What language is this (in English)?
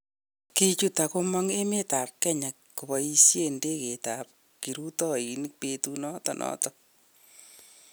Kalenjin